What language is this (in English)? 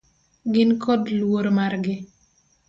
Luo (Kenya and Tanzania)